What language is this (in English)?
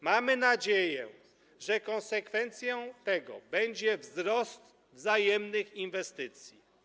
Polish